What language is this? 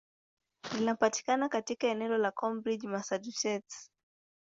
Swahili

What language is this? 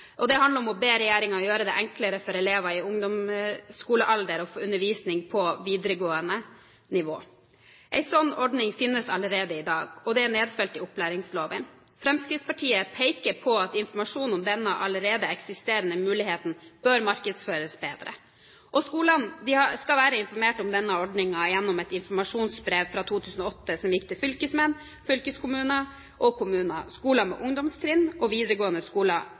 Norwegian Bokmål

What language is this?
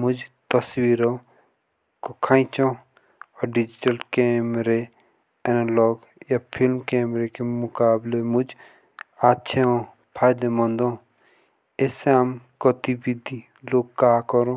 Jaunsari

